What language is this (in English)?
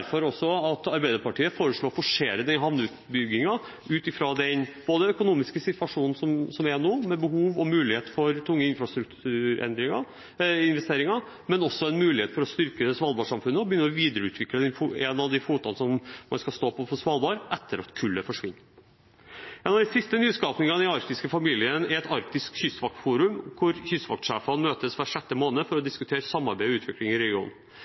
Norwegian Bokmål